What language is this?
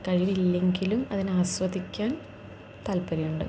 Malayalam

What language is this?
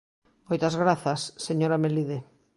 Galician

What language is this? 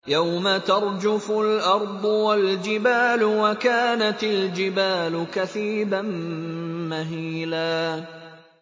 Arabic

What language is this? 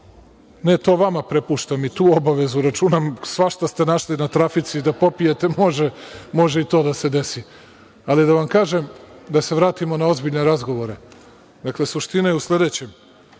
Serbian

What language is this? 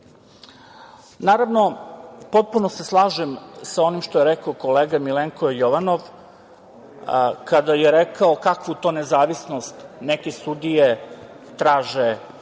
Serbian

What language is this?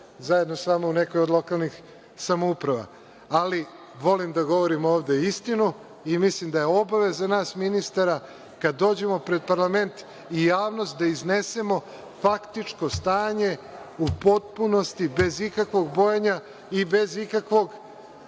Serbian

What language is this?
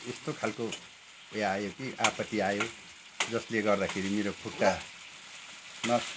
Nepali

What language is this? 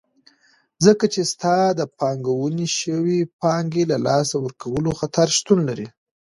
Pashto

